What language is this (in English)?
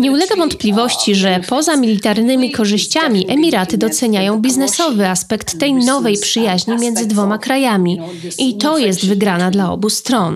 Polish